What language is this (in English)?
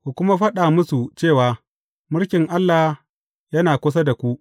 Hausa